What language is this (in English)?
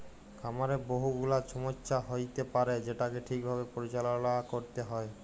Bangla